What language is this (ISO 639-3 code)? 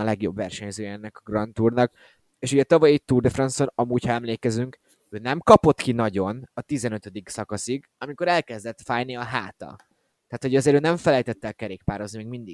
hun